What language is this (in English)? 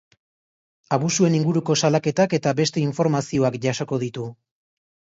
Basque